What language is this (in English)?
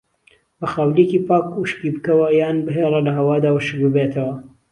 Central Kurdish